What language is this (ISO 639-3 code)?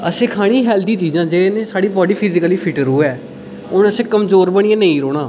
doi